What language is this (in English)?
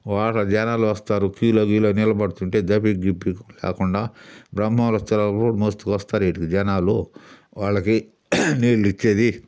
Telugu